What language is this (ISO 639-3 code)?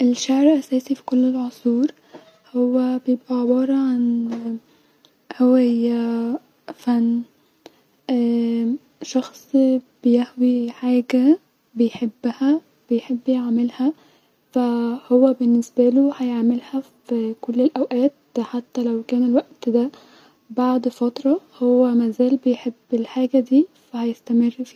arz